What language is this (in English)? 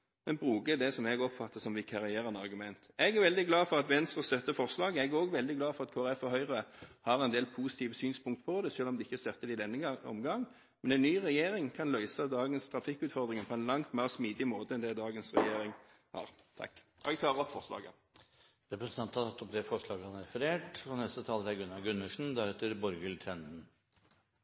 Norwegian Bokmål